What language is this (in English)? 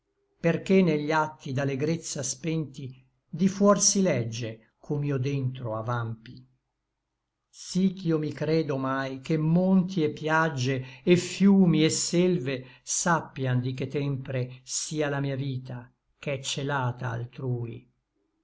Italian